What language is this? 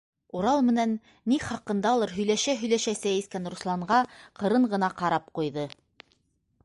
Bashkir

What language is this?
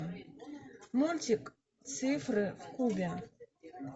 Russian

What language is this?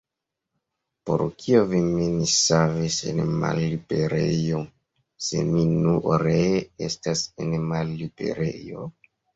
Esperanto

